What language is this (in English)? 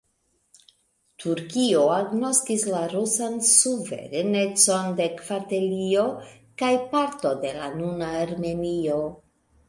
Esperanto